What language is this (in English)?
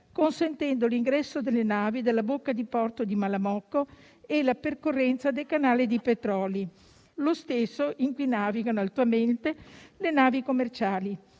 Italian